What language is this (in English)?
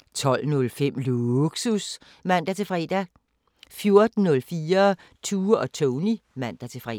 Danish